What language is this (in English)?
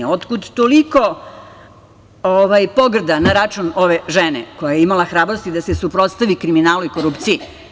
Serbian